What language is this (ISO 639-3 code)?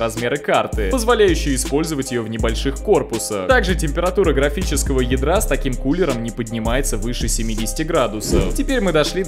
rus